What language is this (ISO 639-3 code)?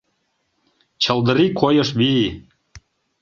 chm